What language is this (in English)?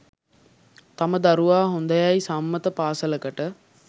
Sinhala